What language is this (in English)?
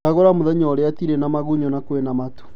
Kikuyu